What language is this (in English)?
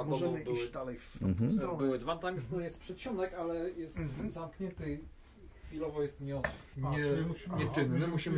Polish